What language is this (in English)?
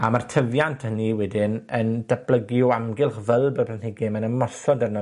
Welsh